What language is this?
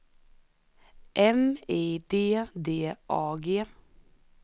Swedish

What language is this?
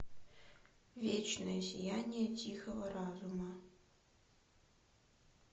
Russian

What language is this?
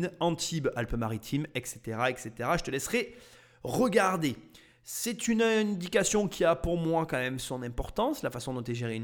French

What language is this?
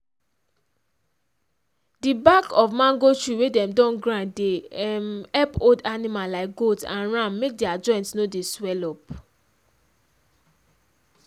Nigerian Pidgin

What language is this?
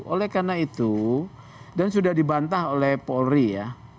Indonesian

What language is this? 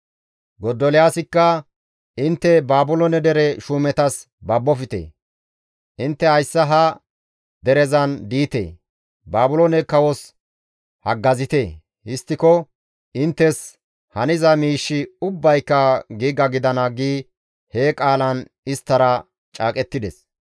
Gamo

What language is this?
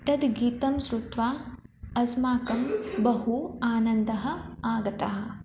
Sanskrit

